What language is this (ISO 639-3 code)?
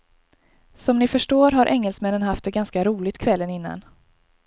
swe